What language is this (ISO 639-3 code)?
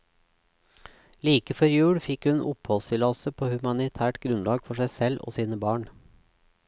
nor